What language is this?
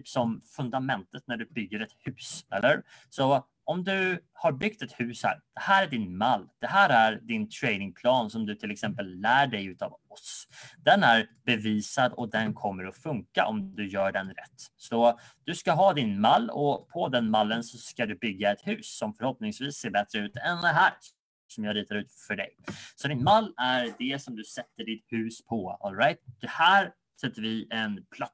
Swedish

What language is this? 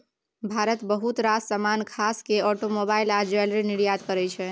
Maithili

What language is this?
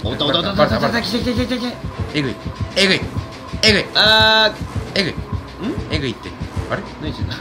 Japanese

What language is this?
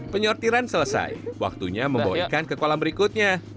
Indonesian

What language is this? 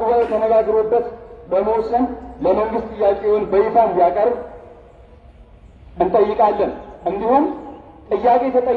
Turkish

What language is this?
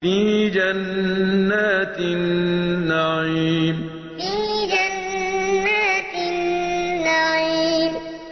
Arabic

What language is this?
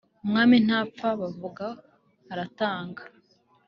Kinyarwanda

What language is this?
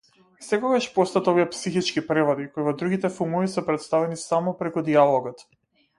Macedonian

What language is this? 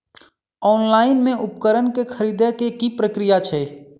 Maithili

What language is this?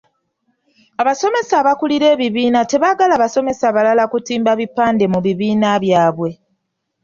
Ganda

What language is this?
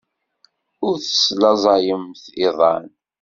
Kabyle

